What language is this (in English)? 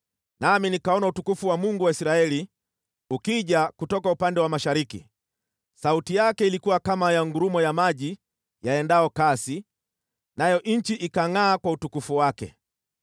Swahili